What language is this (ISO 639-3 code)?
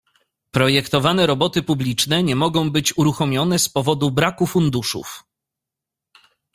pol